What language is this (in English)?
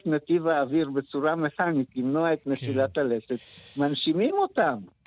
Hebrew